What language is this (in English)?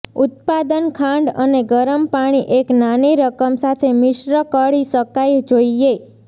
Gujarati